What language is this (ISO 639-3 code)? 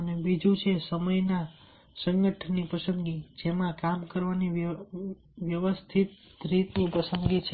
guj